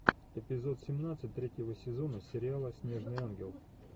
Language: Russian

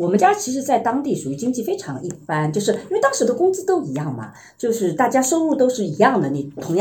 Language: Chinese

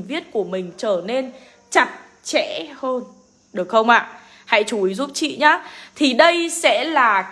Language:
Vietnamese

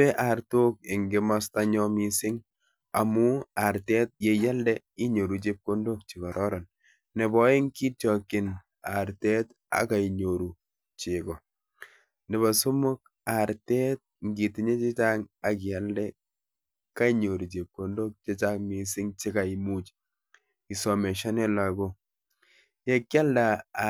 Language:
Kalenjin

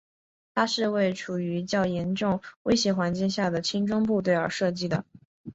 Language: Chinese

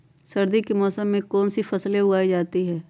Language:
Magahi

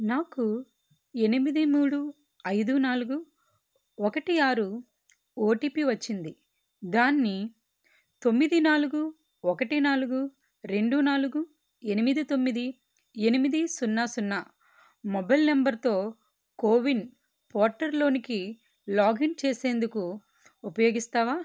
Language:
Telugu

